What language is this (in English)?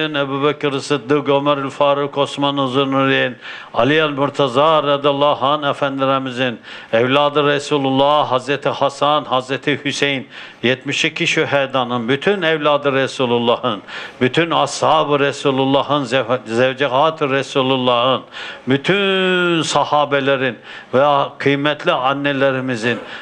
Turkish